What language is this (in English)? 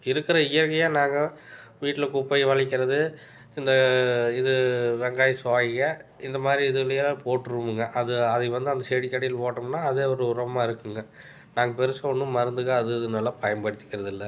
Tamil